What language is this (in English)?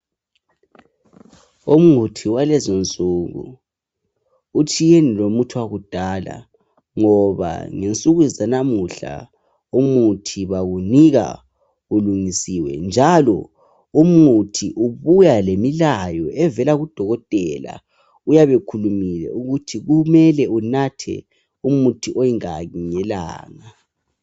North Ndebele